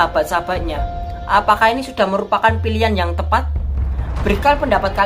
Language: Indonesian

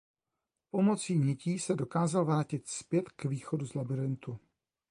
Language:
Czech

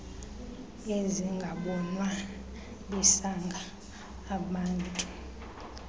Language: Xhosa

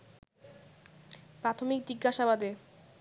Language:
Bangla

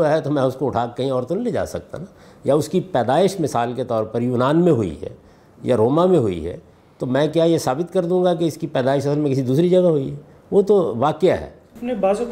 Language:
Urdu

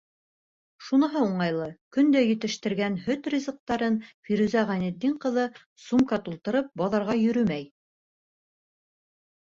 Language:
Bashkir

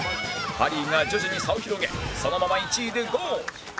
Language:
Japanese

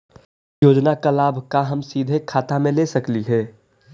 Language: Magahi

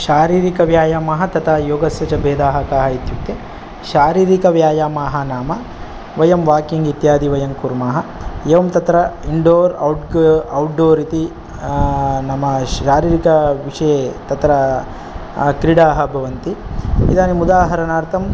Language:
Sanskrit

